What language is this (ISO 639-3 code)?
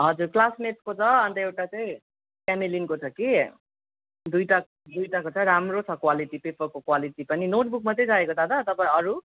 nep